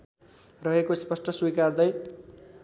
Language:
Nepali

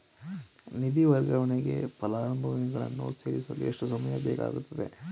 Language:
Kannada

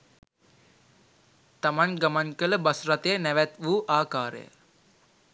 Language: Sinhala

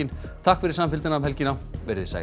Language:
Icelandic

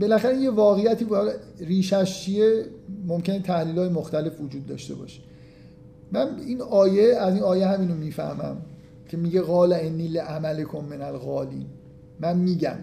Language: Persian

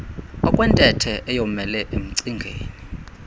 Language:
Xhosa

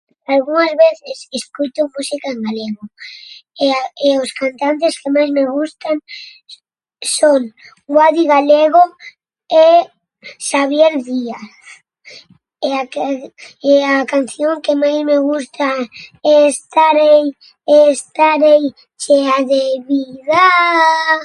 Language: Galician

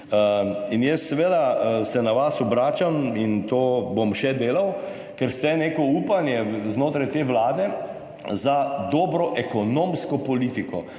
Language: Slovenian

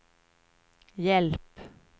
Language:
Swedish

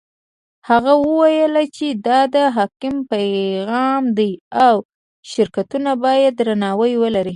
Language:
Pashto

